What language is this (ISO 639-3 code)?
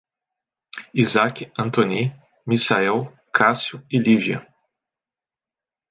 por